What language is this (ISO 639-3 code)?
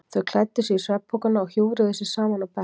isl